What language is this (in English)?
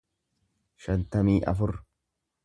Oromo